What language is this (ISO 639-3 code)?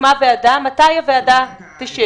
heb